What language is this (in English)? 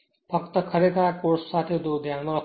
Gujarati